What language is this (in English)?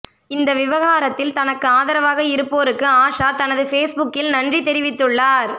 Tamil